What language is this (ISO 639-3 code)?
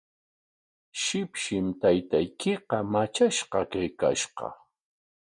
qwa